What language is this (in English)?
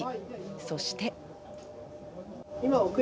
Japanese